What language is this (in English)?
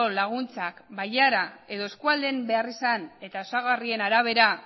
Basque